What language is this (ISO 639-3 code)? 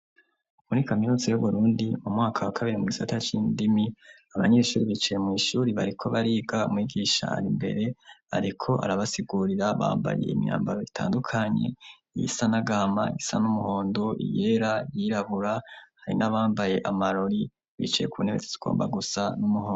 run